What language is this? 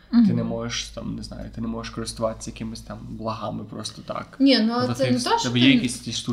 Ukrainian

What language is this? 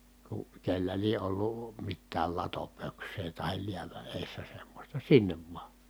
Finnish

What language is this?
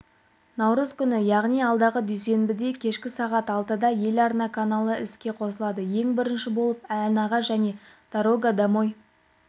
Kazakh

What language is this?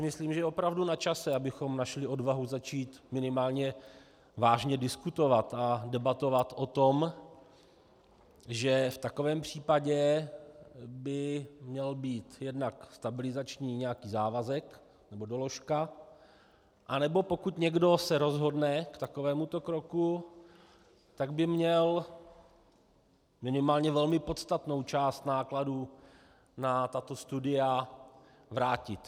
Czech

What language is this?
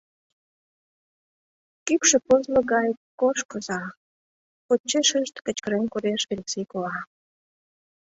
Mari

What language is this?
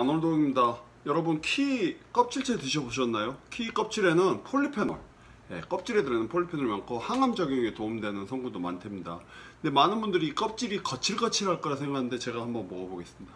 Korean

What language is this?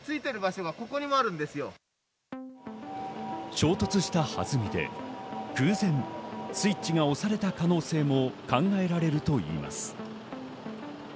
Japanese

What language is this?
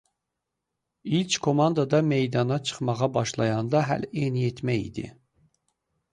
Azerbaijani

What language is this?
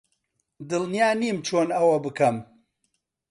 Central Kurdish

